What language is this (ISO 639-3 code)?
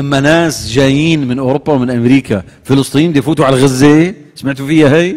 ara